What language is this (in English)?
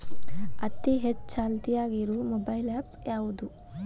Kannada